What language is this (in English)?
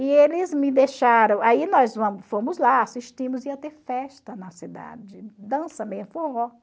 Portuguese